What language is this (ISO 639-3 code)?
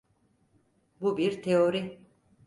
tur